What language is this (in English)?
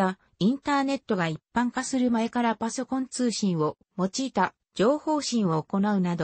Japanese